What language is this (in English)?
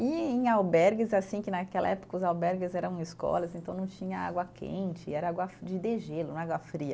Portuguese